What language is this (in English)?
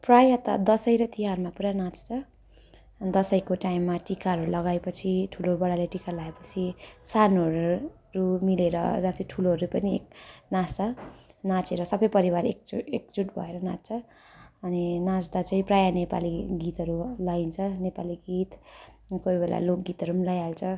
Nepali